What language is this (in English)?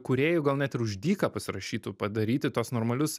Lithuanian